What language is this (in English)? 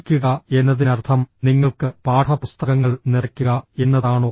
Malayalam